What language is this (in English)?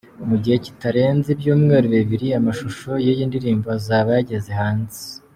Kinyarwanda